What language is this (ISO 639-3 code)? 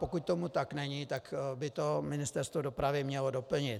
ces